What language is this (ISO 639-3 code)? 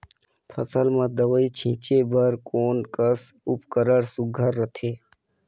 hne